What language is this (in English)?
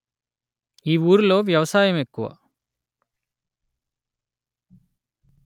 Telugu